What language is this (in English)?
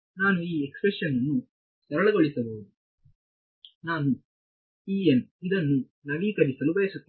Kannada